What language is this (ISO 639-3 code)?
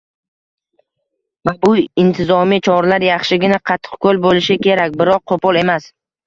uzb